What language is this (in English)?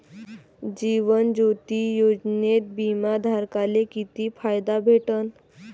Marathi